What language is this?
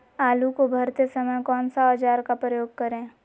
Magahi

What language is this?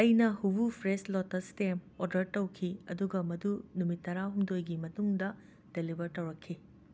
Manipuri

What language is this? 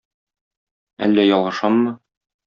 Tatar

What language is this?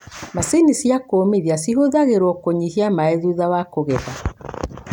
Kikuyu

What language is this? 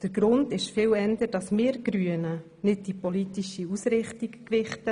Swiss German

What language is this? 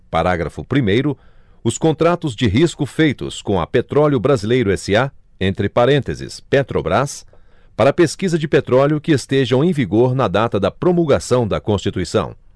Portuguese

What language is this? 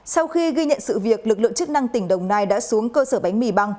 Vietnamese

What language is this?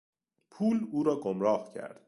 Persian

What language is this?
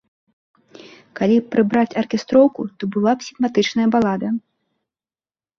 Belarusian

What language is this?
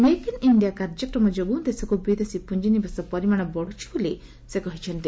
Odia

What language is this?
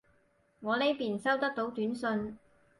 Cantonese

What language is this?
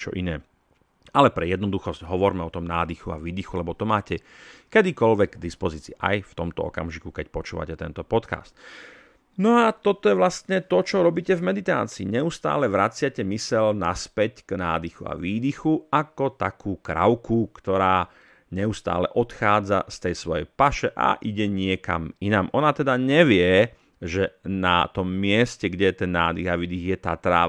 Slovak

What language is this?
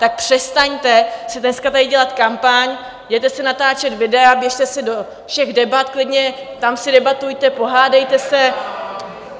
Czech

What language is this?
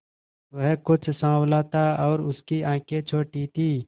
Hindi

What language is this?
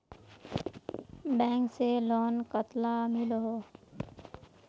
Magahi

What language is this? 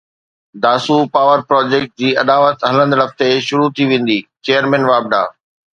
Sindhi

